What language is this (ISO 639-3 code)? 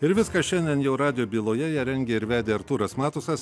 lit